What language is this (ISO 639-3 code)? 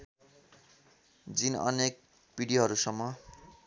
nep